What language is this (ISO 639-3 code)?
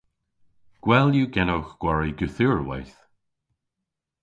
cor